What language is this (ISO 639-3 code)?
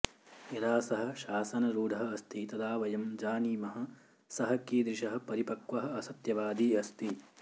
san